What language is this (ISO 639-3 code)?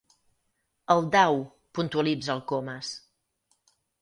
cat